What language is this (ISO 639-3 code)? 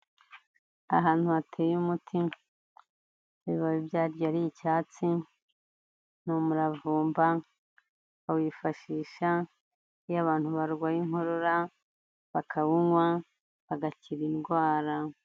kin